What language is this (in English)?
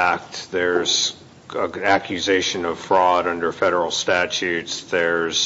English